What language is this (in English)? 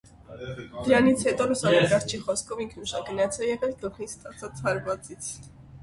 Armenian